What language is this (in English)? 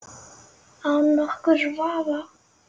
Icelandic